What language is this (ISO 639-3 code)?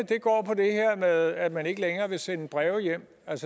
dan